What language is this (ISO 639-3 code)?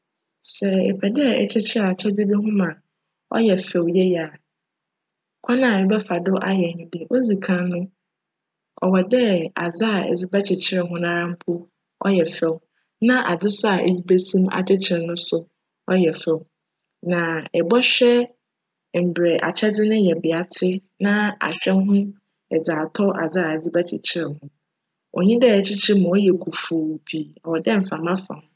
aka